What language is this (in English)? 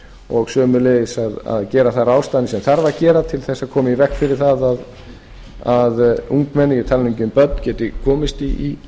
Icelandic